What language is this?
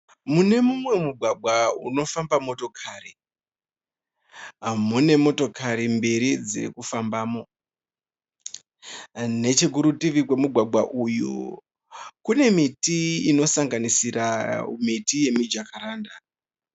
Shona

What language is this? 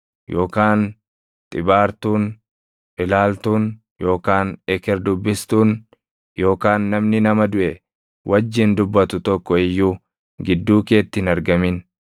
Oromo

